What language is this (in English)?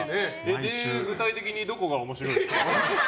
Japanese